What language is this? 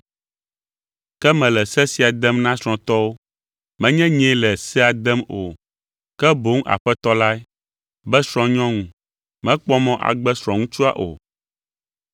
Ewe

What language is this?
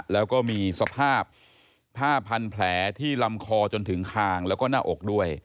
Thai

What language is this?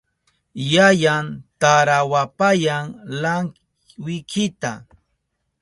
Southern Pastaza Quechua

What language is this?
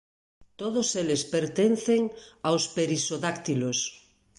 Galician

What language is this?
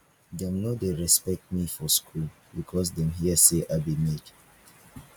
Nigerian Pidgin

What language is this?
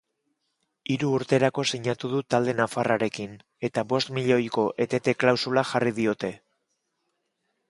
Basque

